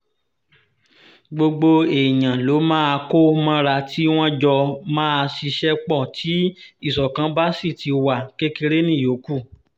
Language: Yoruba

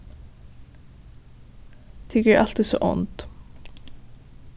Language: Faroese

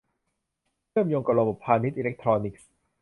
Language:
Thai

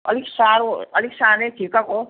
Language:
Nepali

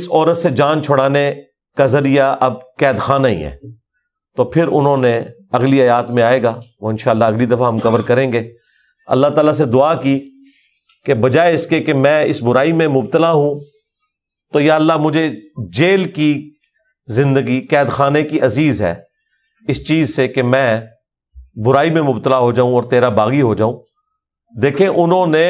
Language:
Urdu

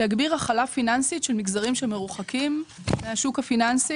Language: Hebrew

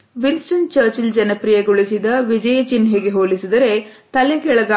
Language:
Kannada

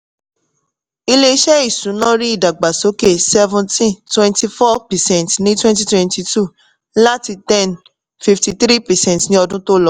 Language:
Yoruba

